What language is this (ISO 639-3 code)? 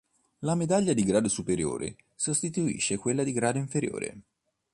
ita